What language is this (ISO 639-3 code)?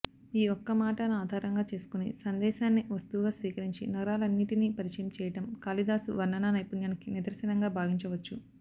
tel